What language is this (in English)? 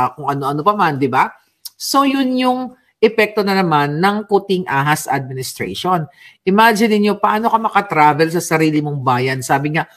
Filipino